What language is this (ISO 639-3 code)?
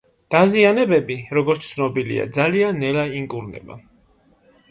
kat